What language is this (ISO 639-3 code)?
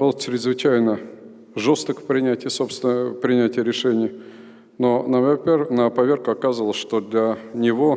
rus